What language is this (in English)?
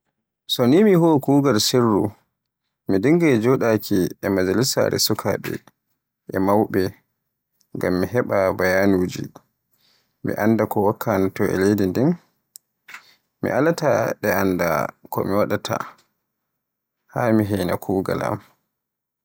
Borgu Fulfulde